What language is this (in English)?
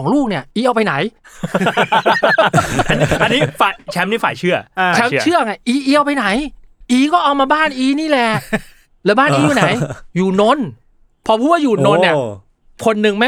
Thai